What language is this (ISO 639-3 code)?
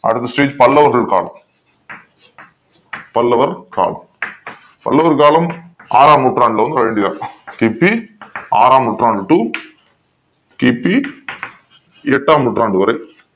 tam